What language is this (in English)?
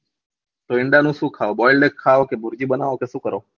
Gujarati